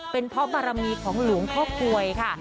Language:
Thai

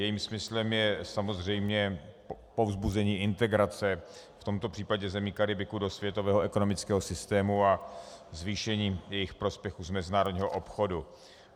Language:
Czech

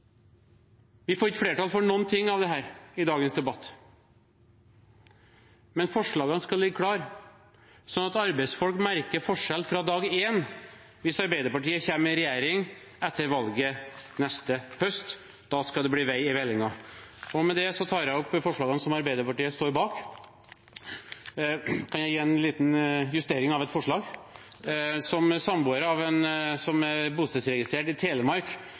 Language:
Norwegian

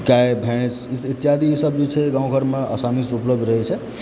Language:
Maithili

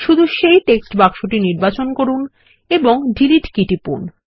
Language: Bangla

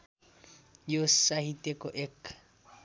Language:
Nepali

